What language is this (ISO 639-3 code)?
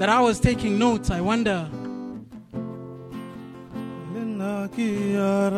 eng